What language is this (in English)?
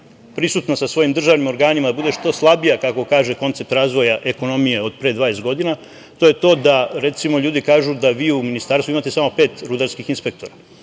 Serbian